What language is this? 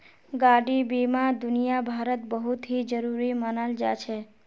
Magahi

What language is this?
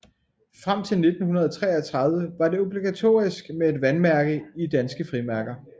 Danish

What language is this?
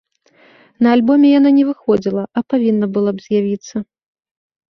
Belarusian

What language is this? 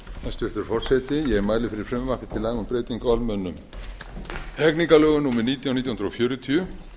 Icelandic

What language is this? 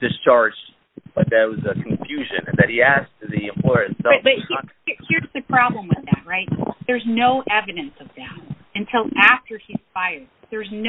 English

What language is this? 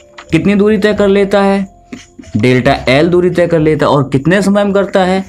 Hindi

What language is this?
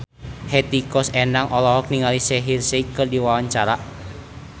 Sundanese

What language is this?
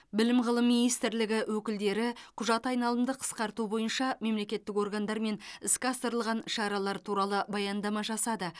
Kazakh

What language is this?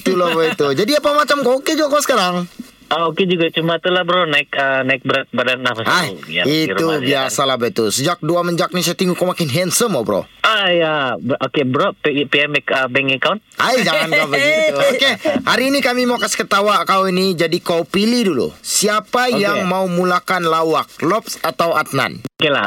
Malay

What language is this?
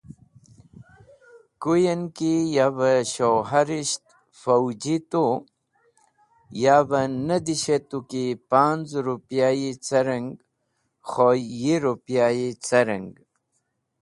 Wakhi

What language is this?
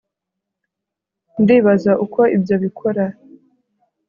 Kinyarwanda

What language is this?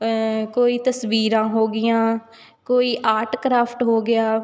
Punjabi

